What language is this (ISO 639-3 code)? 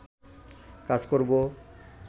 ben